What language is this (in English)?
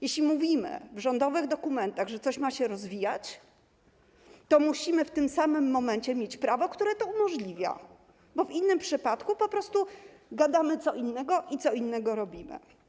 Polish